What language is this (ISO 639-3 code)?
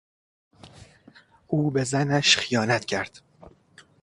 fas